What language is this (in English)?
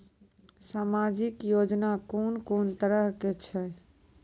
Maithili